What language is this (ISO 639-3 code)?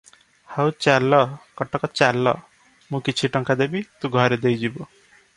ori